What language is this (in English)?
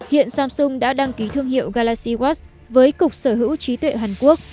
Vietnamese